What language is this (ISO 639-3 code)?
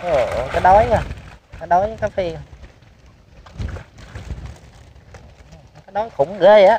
vie